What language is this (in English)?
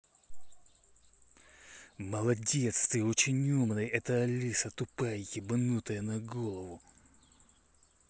Russian